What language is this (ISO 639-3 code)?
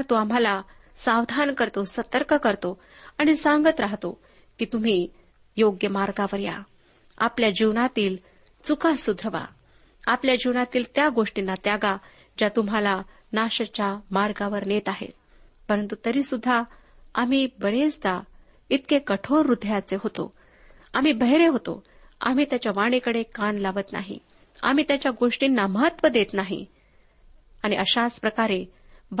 mar